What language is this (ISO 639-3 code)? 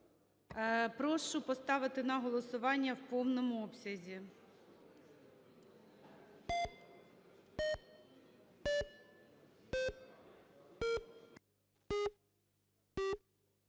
ukr